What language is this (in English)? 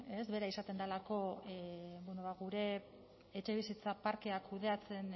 Basque